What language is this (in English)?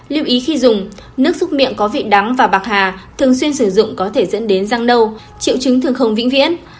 Vietnamese